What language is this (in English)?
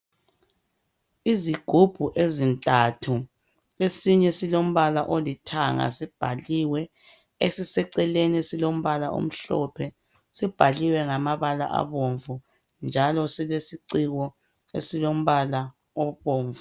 North Ndebele